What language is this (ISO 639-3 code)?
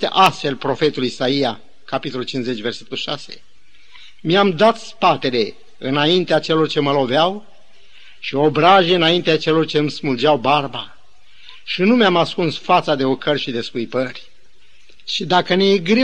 ron